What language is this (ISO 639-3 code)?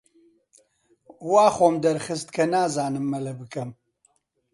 ckb